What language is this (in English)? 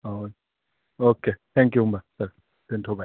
Bodo